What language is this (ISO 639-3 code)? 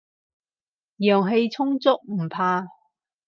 yue